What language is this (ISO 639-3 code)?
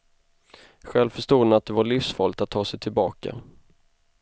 swe